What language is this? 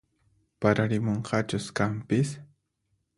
Puno Quechua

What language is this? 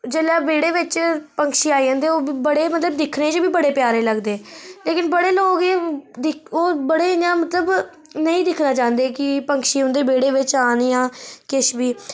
Dogri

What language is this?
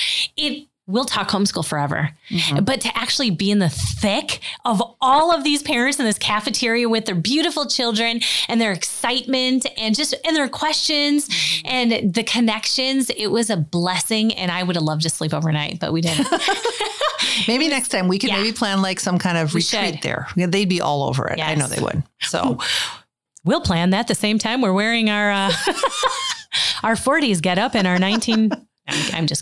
English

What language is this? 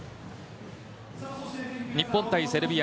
Japanese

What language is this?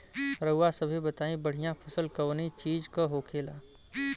Bhojpuri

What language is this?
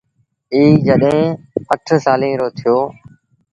Sindhi Bhil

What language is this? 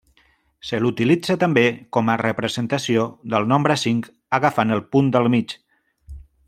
Catalan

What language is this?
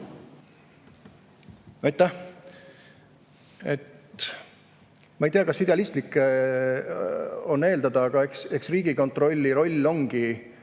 Estonian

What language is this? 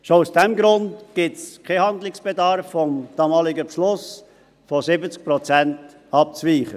Swiss German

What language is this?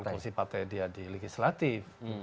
Indonesian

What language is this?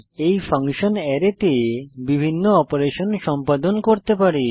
Bangla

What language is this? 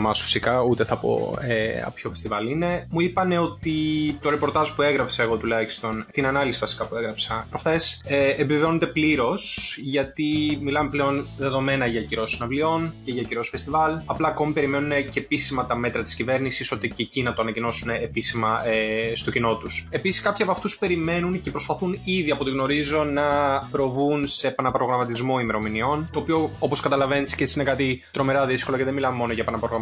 Greek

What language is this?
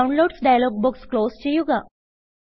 Malayalam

